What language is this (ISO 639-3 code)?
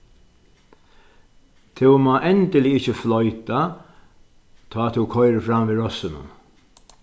fao